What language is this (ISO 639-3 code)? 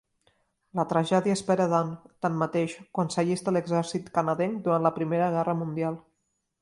cat